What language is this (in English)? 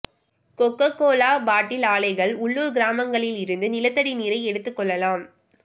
Tamil